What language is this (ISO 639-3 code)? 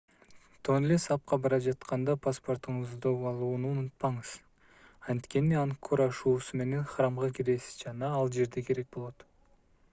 kir